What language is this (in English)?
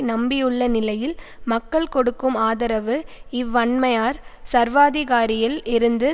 Tamil